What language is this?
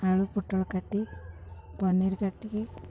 Odia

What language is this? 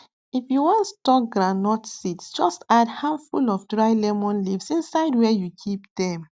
Nigerian Pidgin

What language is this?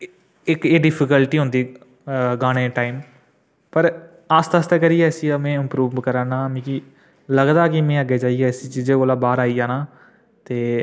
Dogri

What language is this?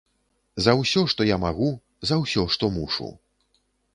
Belarusian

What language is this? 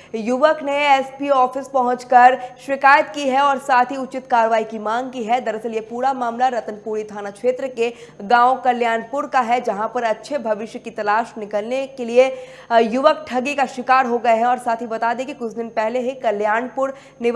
Hindi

